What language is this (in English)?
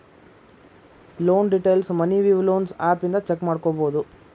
Kannada